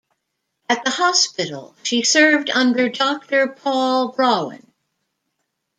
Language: English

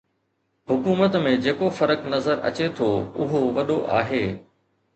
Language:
Sindhi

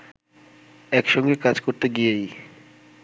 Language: Bangla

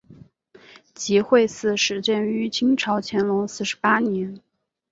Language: Chinese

